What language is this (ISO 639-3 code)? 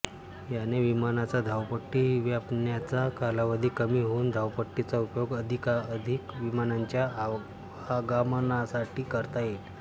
mar